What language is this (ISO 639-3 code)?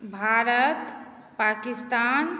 mai